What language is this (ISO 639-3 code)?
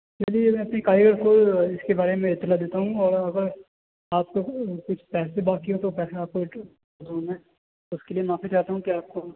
urd